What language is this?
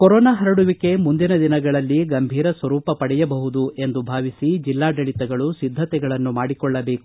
Kannada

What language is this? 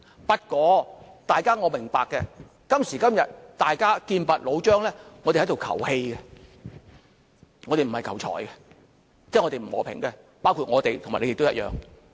Cantonese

